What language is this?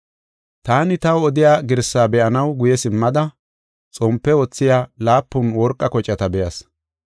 Gofa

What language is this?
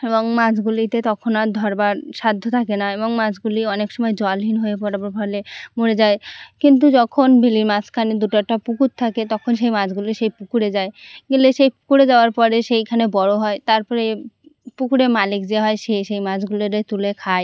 Bangla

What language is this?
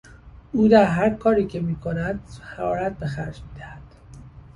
Persian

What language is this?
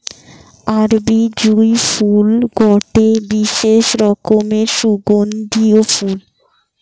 Bangla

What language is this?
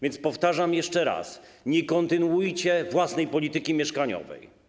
Polish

